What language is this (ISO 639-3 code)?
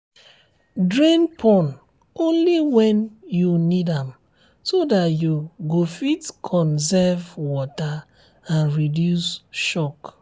pcm